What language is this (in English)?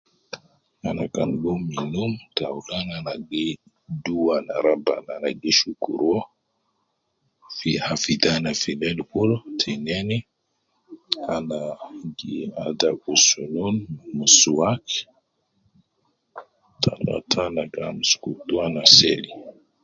Nubi